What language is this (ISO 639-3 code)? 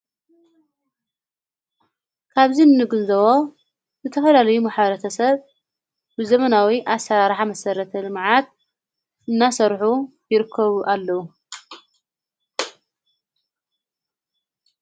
tir